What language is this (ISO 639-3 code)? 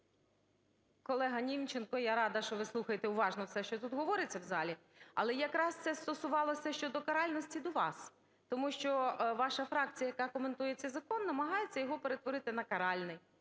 ukr